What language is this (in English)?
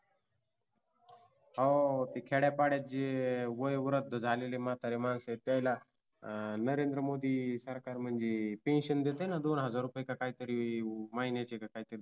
Marathi